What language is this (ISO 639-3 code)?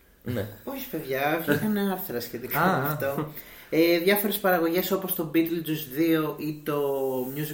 ell